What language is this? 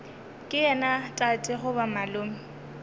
Northern Sotho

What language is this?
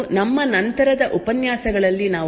Kannada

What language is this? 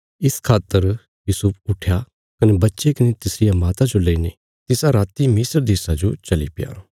Bilaspuri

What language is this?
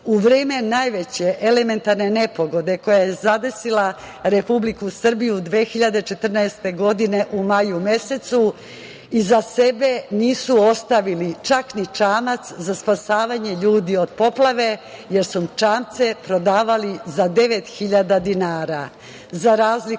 Serbian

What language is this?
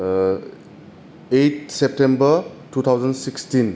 Bodo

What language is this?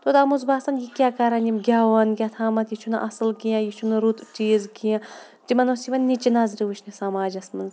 Kashmiri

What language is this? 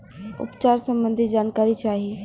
Bhojpuri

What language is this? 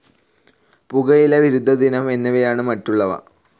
Malayalam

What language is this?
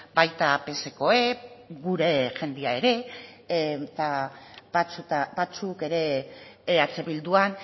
Basque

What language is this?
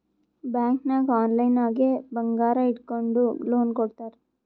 Kannada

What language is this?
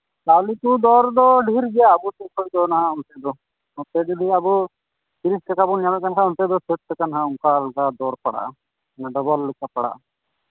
Santali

